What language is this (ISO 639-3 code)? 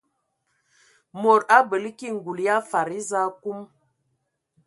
ewo